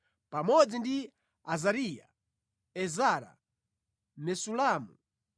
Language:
Nyanja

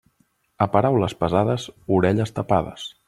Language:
Catalan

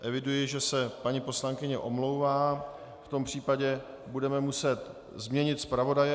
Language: Czech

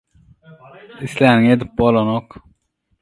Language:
Turkmen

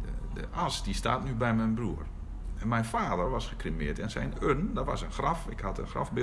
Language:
Dutch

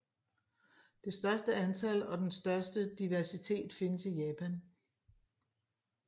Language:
Danish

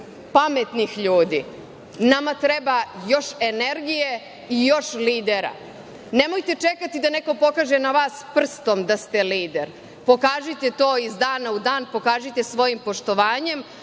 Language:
Serbian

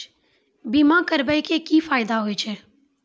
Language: Maithili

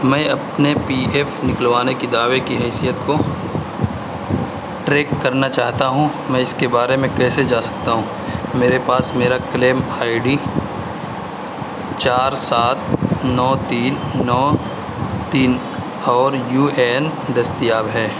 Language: Urdu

